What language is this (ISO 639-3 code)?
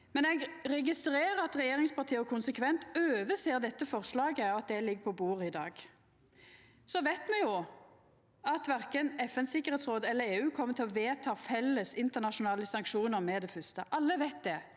nor